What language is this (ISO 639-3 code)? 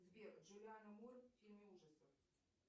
rus